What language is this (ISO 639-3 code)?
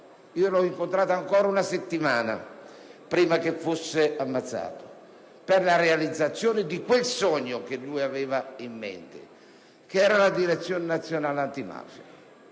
ita